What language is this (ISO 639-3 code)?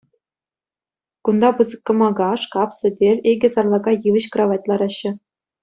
chv